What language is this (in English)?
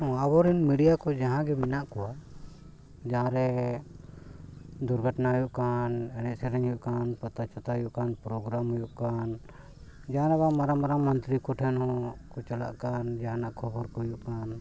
Santali